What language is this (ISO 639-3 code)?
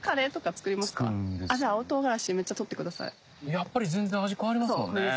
jpn